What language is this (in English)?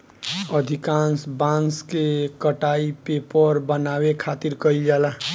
Bhojpuri